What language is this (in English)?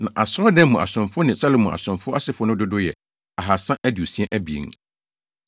Akan